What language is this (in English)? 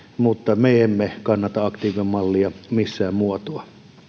Finnish